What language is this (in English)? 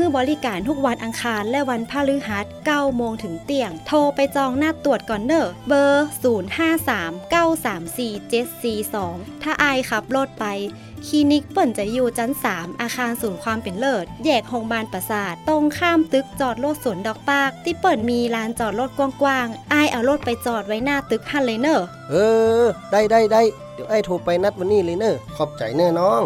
Thai